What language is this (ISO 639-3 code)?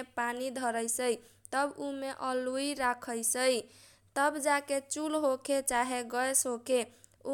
thq